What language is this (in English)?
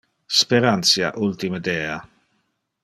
Interlingua